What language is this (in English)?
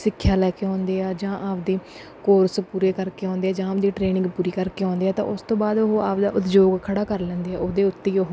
Punjabi